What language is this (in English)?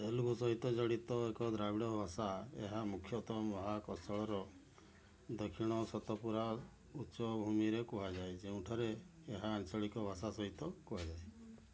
Odia